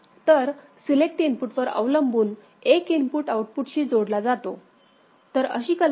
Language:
Marathi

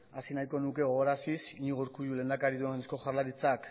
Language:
Basque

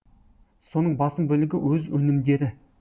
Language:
Kazakh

